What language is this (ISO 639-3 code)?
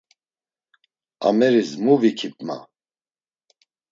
lzz